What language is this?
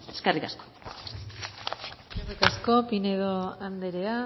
Basque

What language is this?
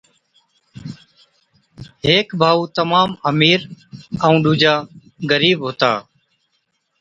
Od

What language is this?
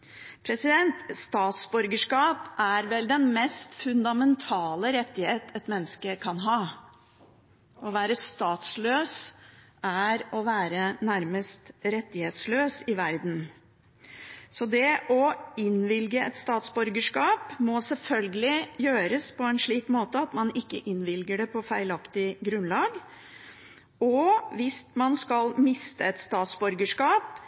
Norwegian Bokmål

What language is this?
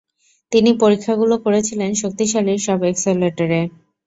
Bangla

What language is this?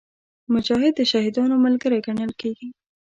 Pashto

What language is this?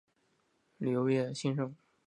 Chinese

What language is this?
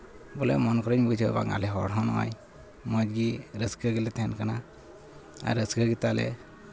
Santali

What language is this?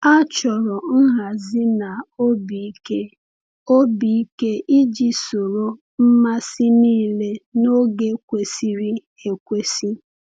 Igbo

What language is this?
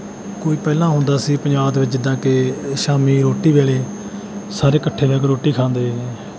Punjabi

